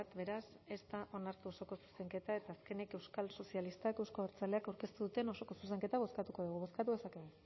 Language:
Basque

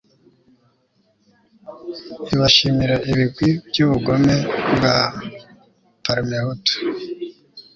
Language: Kinyarwanda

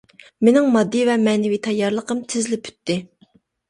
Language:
Uyghur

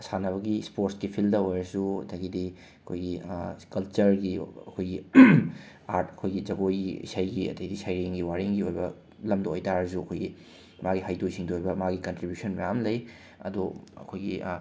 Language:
Manipuri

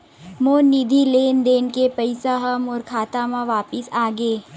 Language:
Chhattisgarhi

